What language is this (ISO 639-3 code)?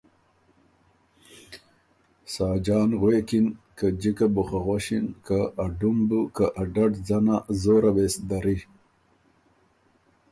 oru